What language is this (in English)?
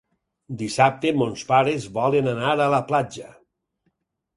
Catalan